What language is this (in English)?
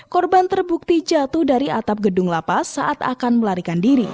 Indonesian